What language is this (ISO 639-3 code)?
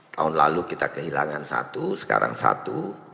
ind